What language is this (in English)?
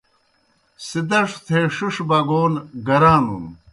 Kohistani Shina